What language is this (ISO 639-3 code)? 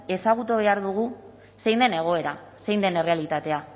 eus